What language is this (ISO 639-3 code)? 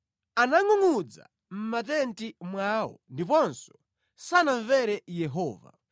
nya